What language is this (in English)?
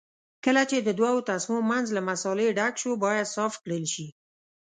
Pashto